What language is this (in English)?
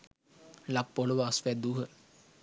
Sinhala